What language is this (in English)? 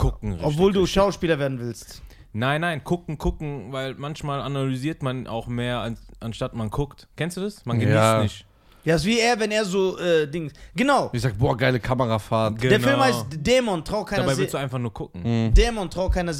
German